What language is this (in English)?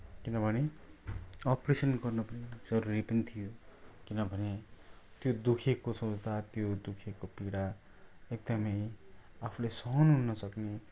Nepali